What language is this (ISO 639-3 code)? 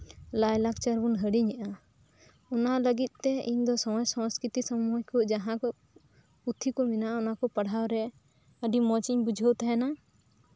sat